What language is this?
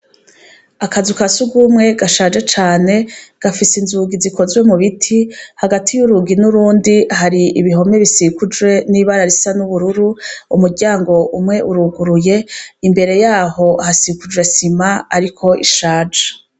Rundi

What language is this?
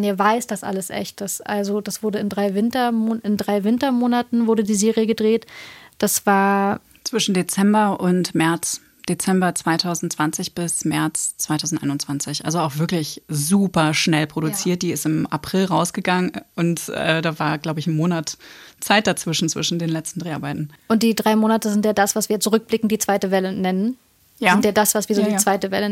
German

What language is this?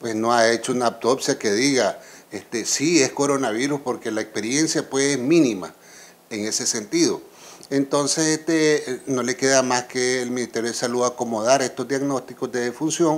Spanish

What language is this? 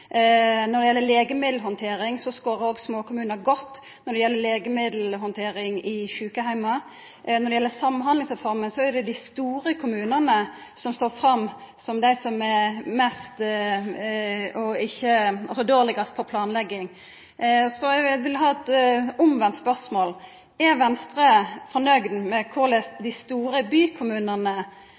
Norwegian Nynorsk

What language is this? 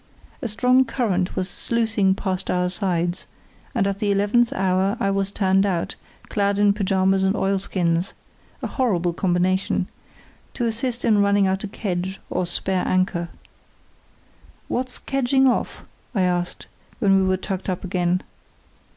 English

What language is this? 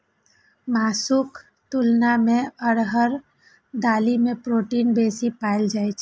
Maithili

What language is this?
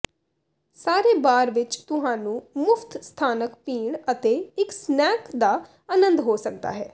Punjabi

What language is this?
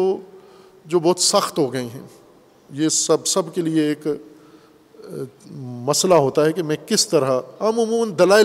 Urdu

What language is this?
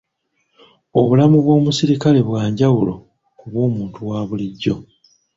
Ganda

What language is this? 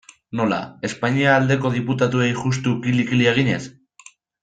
Basque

